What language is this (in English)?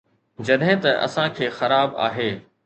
Sindhi